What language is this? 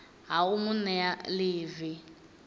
Venda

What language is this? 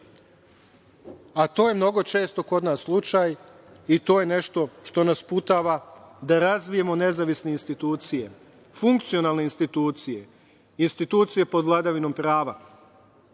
Serbian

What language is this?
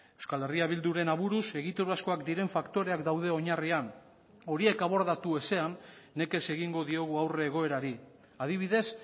Basque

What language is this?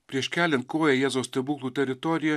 Lithuanian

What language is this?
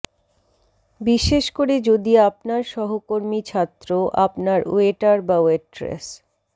Bangla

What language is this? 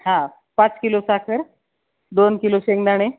Marathi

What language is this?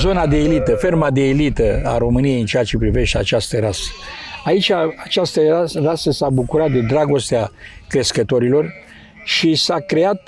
Romanian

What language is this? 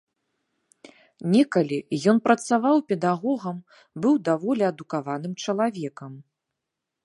Belarusian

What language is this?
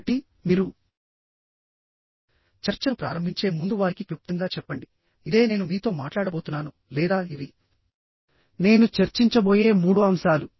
Telugu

